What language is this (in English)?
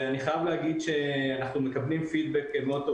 Hebrew